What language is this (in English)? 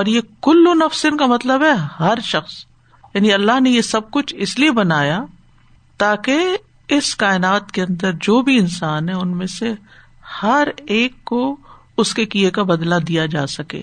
Urdu